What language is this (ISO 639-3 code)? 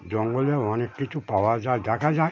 ben